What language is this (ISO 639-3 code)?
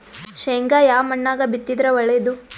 kan